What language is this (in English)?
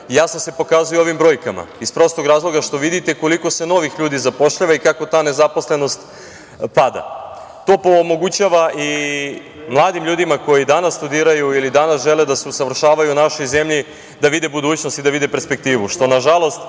Serbian